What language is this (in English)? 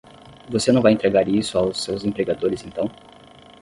Portuguese